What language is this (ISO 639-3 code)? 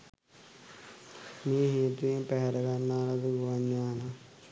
sin